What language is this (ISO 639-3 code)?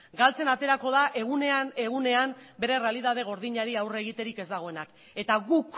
eus